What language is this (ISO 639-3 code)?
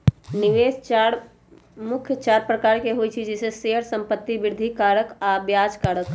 mag